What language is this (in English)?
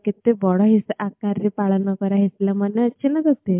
Odia